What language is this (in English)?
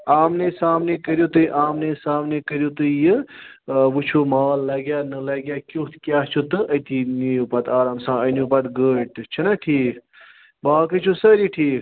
Kashmiri